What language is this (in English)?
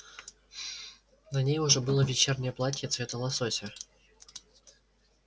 Russian